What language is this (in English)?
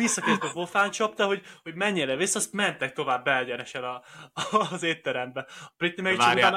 Hungarian